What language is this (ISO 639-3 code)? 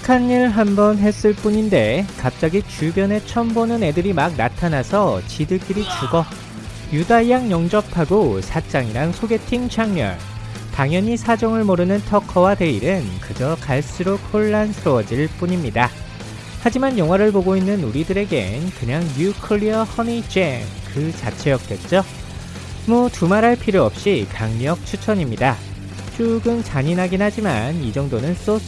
kor